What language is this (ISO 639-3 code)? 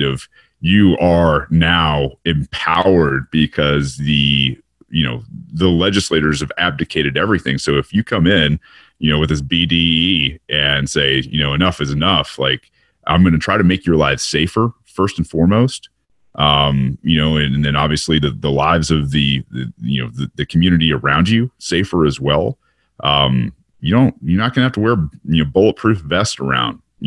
eng